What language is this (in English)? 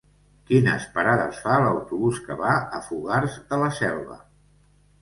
Catalan